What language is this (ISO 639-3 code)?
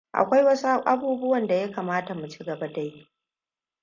hau